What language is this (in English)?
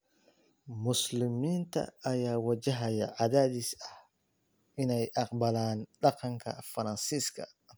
Somali